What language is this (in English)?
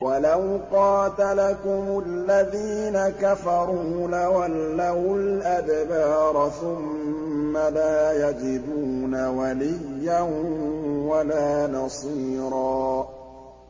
Arabic